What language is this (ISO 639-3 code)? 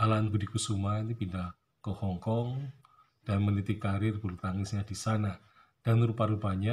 ind